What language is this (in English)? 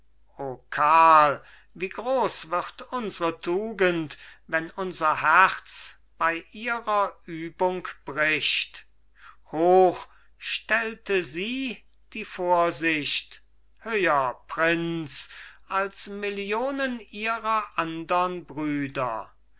German